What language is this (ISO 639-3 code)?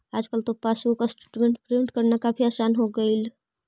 mag